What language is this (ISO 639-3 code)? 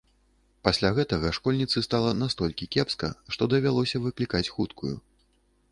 bel